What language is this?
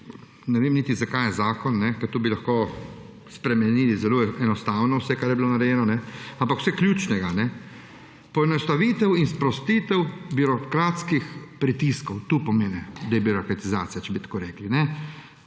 Slovenian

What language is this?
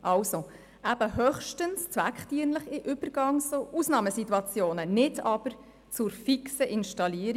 Swiss German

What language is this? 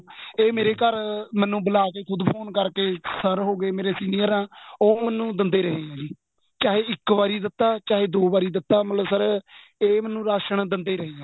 Punjabi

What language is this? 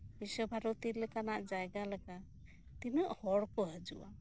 Santali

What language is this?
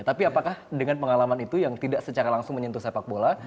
Indonesian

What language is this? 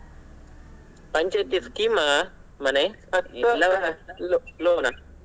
Kannada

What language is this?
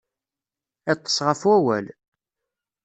Kabyle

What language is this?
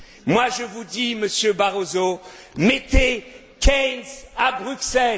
French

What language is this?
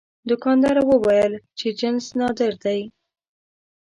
Pashto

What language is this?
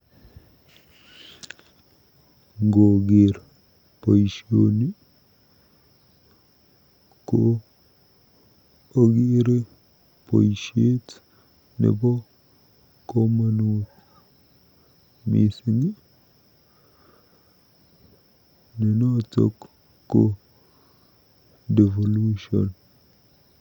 Kalenjin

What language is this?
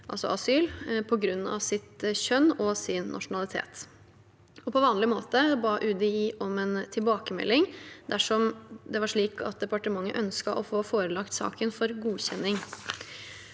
Norwegian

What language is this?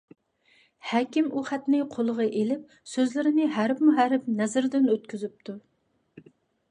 Uyghur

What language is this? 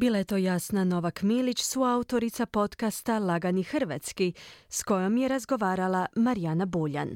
Croatian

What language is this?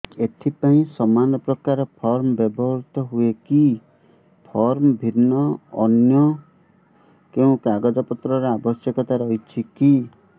Odia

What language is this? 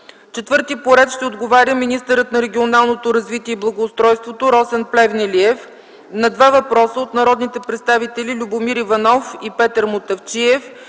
Bulgarian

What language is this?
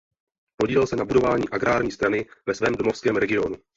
Czech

